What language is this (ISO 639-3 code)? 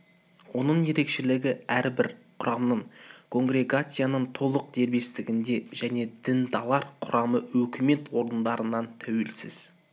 kaz